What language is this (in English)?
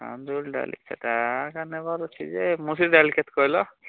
Odia